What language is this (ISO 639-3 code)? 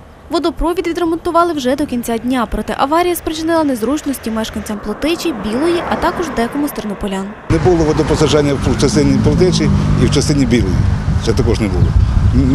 ukr